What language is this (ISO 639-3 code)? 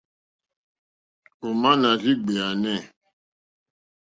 bri